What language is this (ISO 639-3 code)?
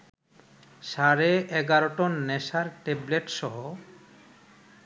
ben